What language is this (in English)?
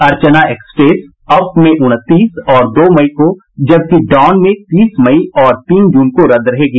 Hindi